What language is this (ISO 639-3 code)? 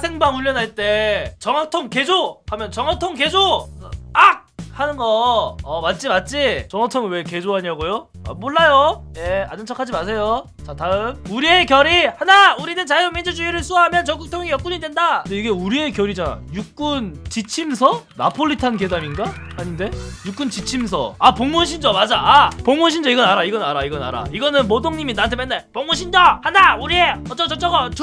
kor